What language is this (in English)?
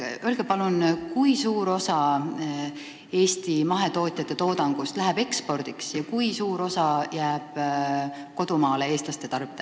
Estonian